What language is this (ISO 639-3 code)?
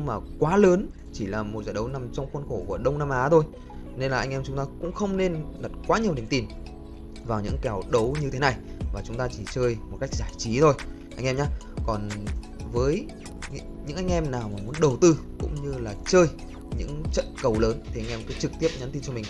vie